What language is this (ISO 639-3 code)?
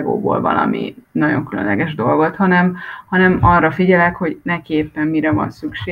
hun